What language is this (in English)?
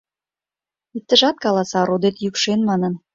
Mari